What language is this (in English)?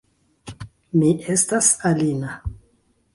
Esperanto